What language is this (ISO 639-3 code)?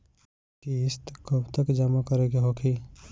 bho